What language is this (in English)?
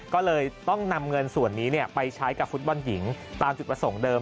Thai